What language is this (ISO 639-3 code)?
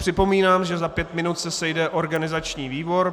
ces